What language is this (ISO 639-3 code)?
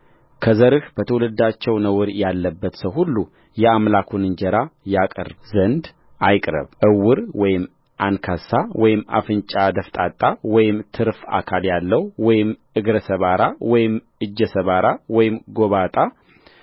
amh